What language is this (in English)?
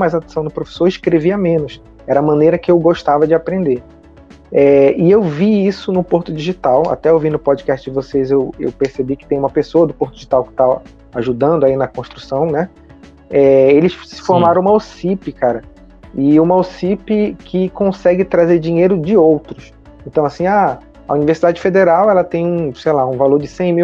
Portuguese